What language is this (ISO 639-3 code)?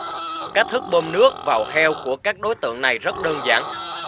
vie